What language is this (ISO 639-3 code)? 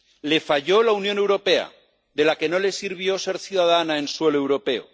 spa